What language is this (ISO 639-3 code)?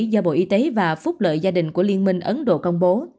vie